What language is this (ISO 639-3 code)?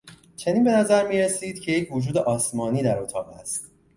fas